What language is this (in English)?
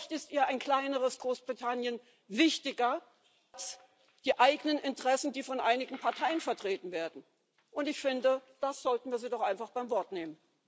German